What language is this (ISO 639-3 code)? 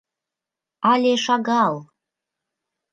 chm